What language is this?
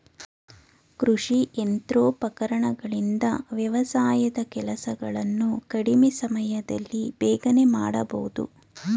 Kannada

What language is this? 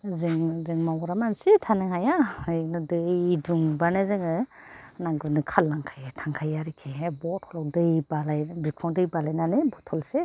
Bodo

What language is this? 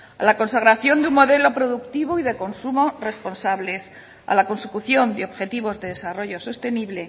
Spanish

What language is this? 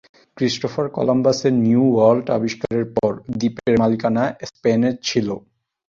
Bangla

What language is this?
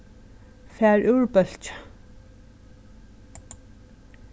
Faroese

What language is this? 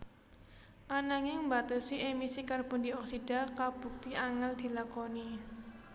Javanese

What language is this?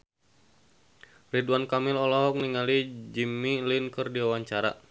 Sundanese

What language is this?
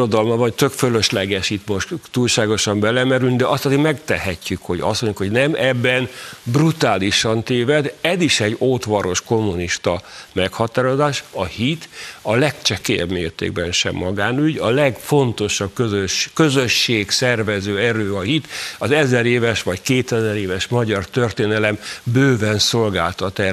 Hungarian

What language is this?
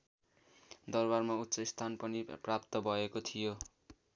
Nepali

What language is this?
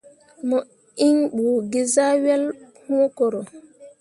Mundang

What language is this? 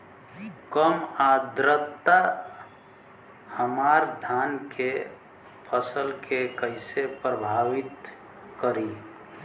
Bhojpuri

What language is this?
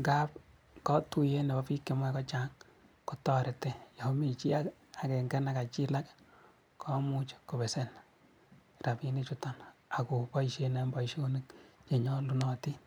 Kalenjin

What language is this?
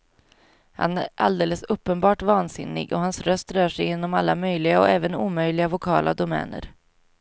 Swedish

